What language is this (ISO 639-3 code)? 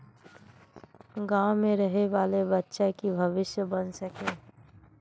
mag